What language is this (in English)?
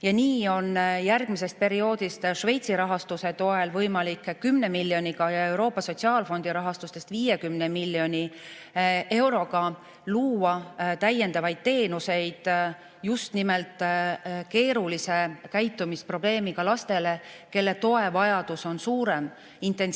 Estonian